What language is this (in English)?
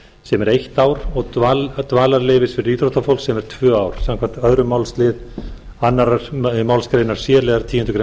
Icelandic